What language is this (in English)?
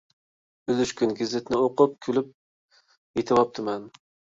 Uyghur